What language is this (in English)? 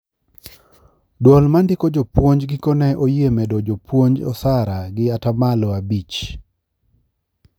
Luo (Kenya and Tanzania)